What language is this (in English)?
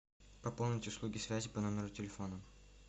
Russian